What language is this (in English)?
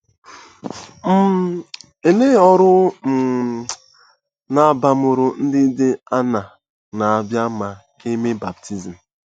Igbo